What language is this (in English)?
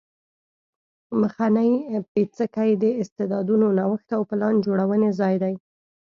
Pashto